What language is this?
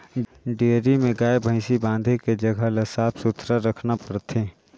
Chhattisgarhi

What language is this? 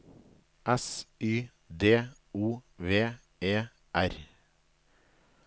Norwegian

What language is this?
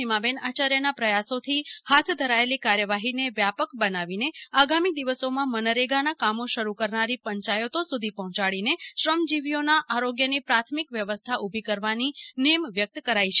Gujarati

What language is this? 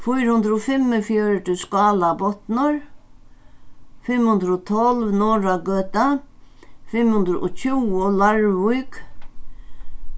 Faroese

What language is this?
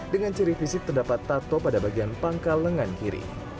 Indonesian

